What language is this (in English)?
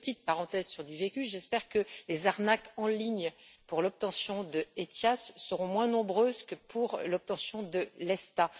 French